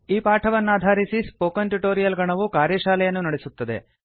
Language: Kannada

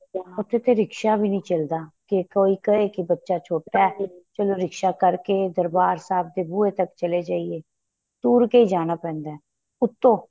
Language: Punjabi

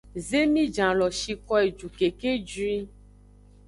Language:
Aja (Benin)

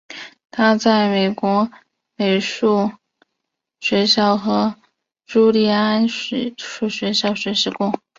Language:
Chinese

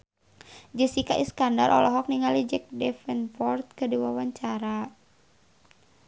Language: Sundanese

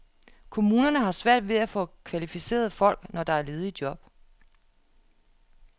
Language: Danish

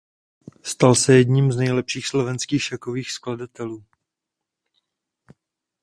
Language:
Czech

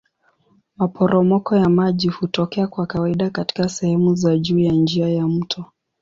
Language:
Swahili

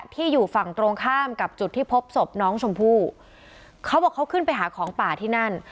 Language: Thai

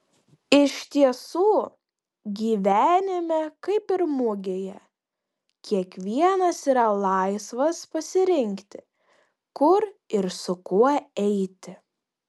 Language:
Lithuanian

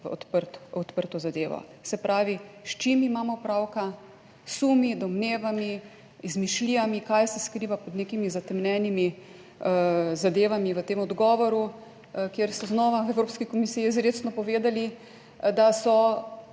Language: Slovenian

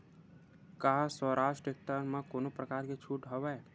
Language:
Chhattisgarhi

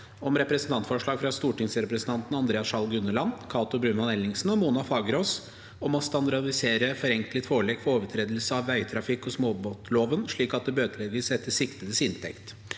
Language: Norwegian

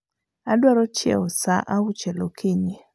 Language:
Luo (Kenya and Tanzania)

